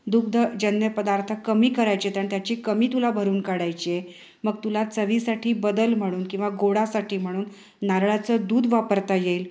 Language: Marathi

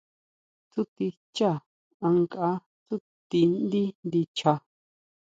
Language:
Huautla Mazatec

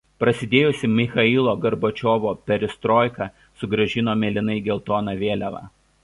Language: Lithuanian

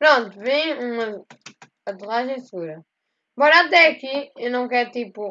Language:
Portuguese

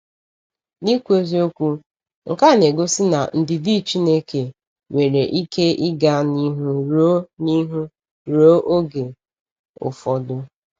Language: Igbo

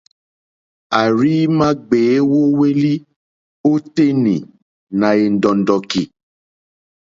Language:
Mokpwe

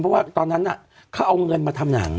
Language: Thai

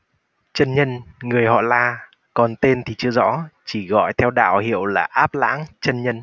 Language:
Vietnamese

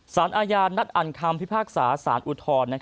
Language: Thai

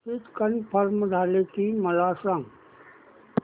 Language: Marathi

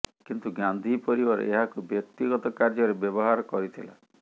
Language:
Odia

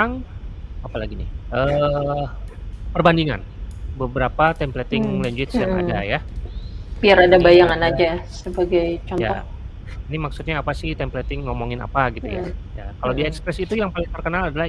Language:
Indonesian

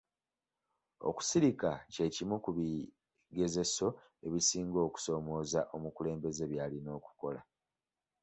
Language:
Ganda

